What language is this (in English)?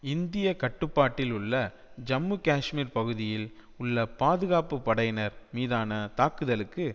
Tamil